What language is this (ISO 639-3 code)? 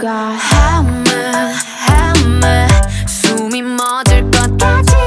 vie